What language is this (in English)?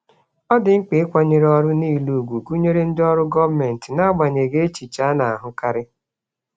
Igbo